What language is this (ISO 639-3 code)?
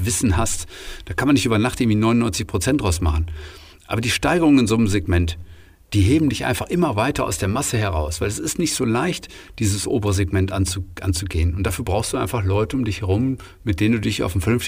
deu